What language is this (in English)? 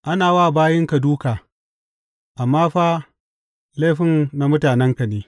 Hausa